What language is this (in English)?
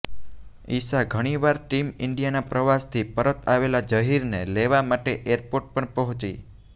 Gujarati